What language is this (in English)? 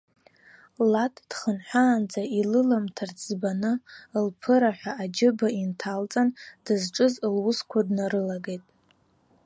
Abkhazian